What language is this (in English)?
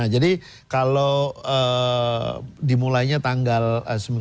Indonesian